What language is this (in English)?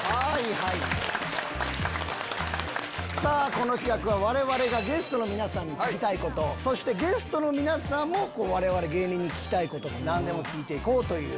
Japanese